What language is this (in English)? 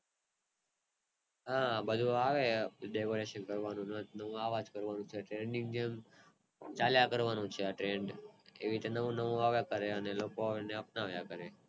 Gujarati